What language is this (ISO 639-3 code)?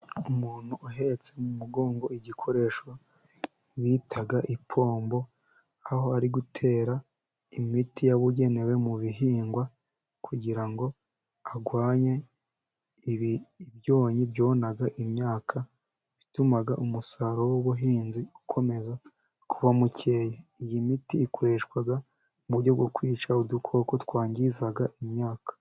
kin